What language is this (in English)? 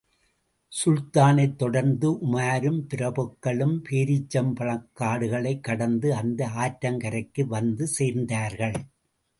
Tamil